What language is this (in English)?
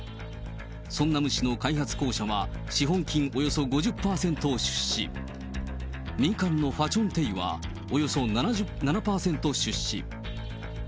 Japanese